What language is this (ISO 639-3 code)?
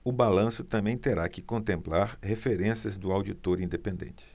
por